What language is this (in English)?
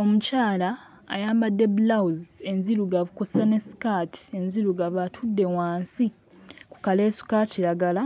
Ganda